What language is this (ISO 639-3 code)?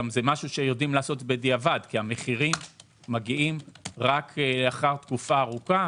heb